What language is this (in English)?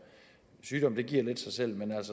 Danish